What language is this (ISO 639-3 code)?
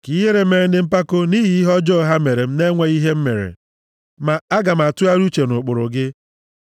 ibo